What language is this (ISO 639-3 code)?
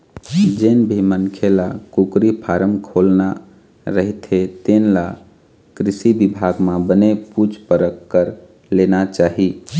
hne